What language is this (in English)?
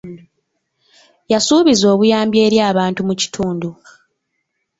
Ganda